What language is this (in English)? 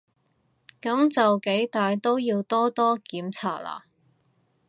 Cantonese